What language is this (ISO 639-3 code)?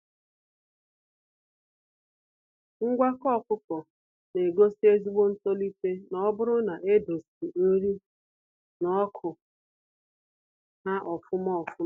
ibo